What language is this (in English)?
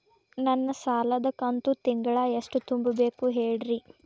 Kannada